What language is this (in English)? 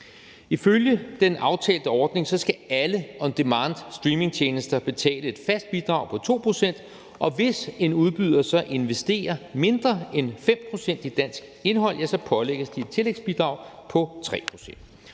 Danish